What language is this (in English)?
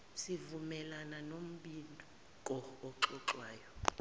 Zulu